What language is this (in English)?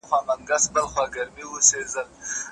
Pashto